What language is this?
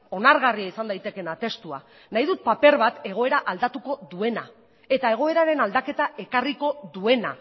Basque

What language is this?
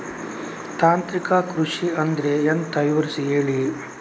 Kannada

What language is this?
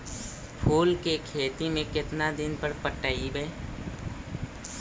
Magahi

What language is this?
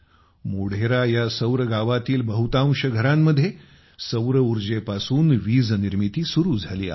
Marathi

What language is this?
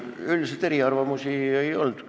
Estonian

